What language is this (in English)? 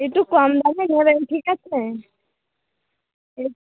Bangla